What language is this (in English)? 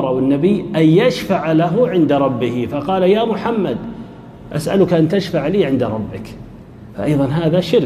Arabic